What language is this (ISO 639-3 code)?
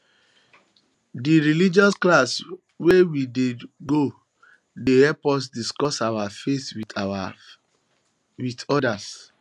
pcm